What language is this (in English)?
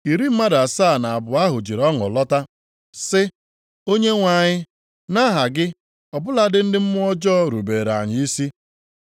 Igbo